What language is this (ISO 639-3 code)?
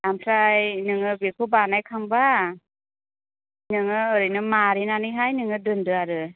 brx